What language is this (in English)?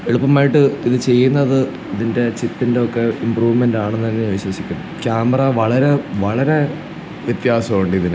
Malayalam